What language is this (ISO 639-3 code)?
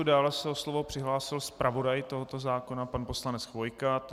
ces